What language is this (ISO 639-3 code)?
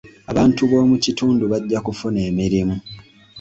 lug